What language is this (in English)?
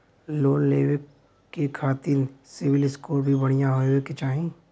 Bhojpuri